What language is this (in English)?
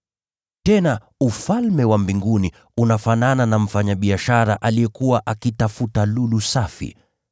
Swahili